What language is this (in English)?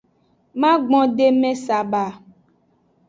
Aja (Benin)